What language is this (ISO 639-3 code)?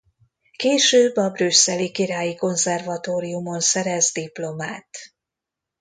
hun